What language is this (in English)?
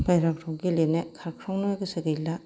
Bodo